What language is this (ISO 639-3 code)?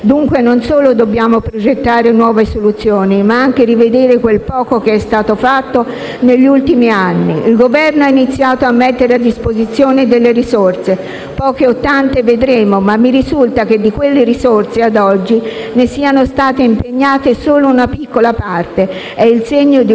ita